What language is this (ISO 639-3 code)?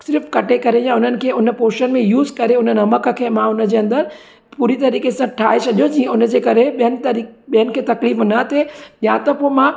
snd